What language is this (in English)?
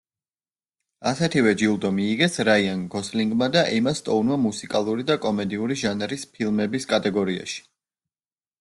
Georgian